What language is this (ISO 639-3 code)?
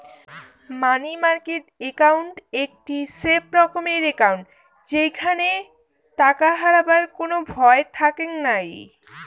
ben